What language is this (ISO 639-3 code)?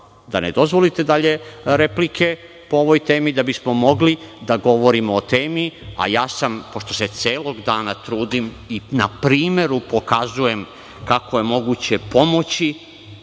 srp